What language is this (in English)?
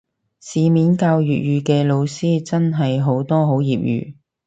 Cantonese